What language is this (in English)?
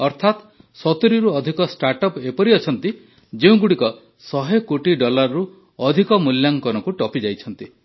Odia